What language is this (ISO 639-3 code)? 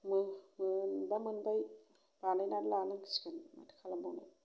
brx